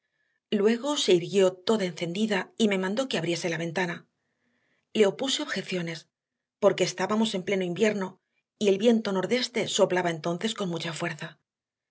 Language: Spanish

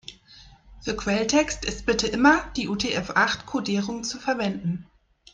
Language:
German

